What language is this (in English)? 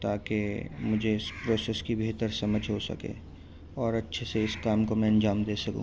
Urdu